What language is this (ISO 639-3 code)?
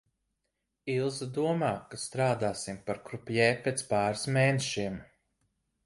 lav